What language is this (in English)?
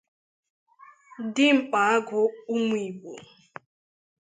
Igbo